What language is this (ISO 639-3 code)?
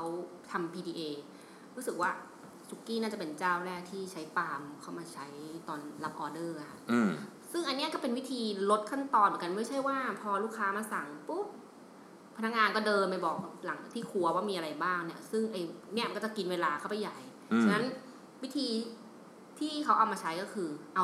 tha